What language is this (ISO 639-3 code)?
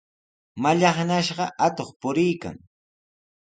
qws